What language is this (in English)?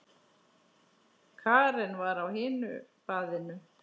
Icelandic